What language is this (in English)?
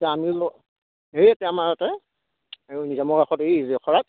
Assamese